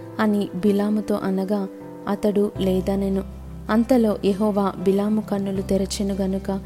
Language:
Telugu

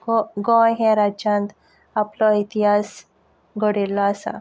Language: Konkani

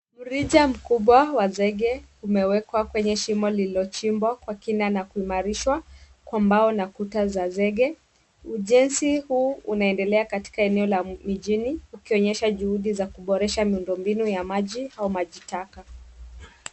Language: Swahili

